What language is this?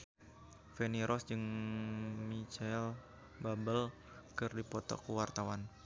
Sundanese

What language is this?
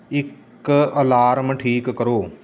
Punjabi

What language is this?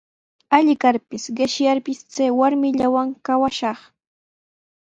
Sihuas Ancash Quechua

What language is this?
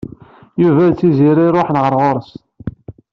Kabyle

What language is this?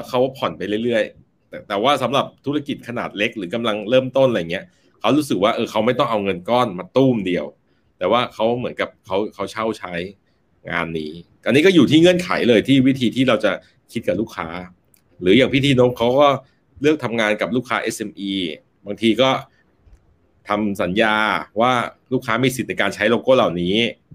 Thai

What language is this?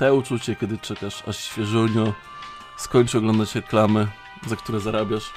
Polish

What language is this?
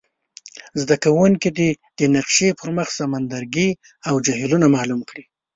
Pashto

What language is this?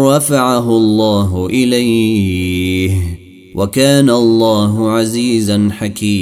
Arabic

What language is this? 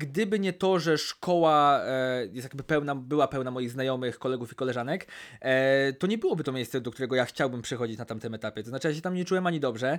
Polish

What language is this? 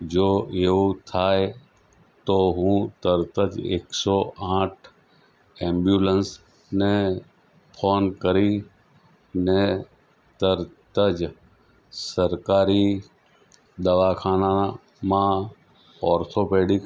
Gujarati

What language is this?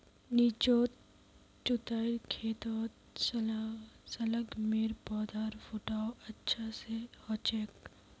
Magahi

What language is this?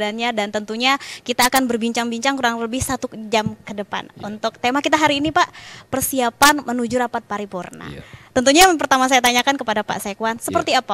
Indonesian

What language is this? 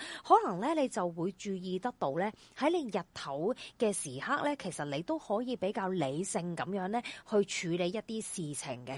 Chinese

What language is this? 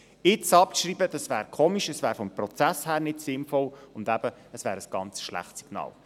Swiss German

